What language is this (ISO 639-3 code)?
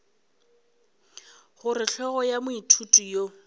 nso